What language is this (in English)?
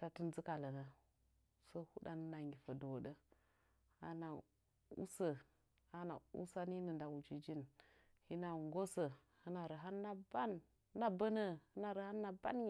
Nzanyi